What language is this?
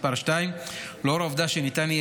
Hebrew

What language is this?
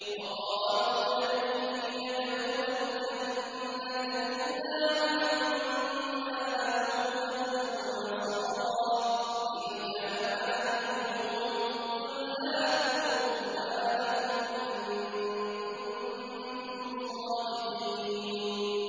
Arabic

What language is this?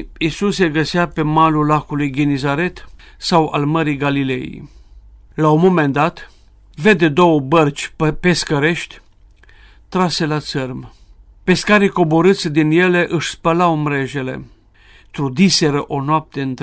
Romanian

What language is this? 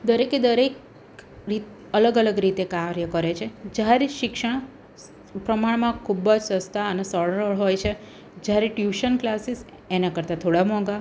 Gujarati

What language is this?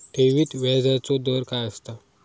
Marathi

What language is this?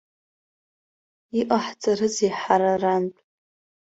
Abkhazian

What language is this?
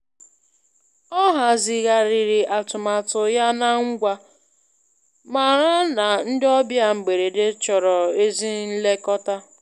Igbo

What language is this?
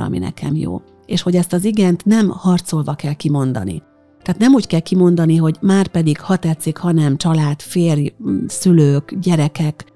Hungarian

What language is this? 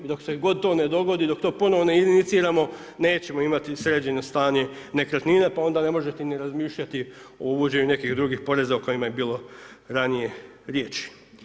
Croatian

